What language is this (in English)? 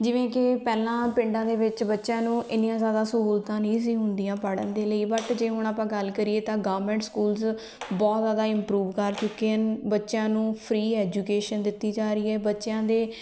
Punjabi